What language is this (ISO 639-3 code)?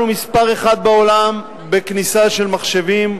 heb